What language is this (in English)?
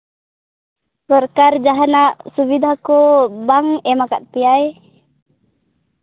Santali